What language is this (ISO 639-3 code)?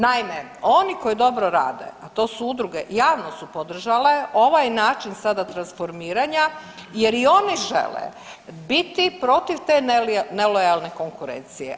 hrv